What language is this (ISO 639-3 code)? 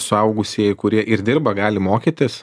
lit